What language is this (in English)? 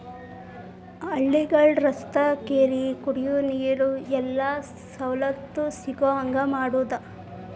Kannada